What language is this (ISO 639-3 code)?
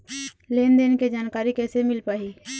hne